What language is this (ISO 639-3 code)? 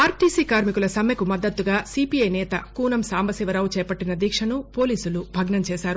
tel